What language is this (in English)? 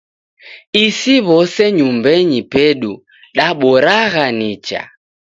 Taita